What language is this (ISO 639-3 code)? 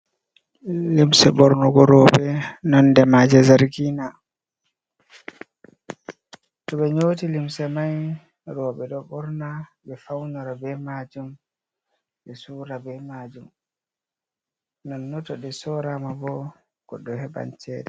ful